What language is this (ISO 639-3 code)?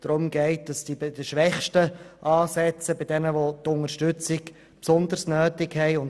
gsw